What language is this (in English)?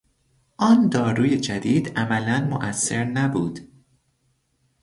Persian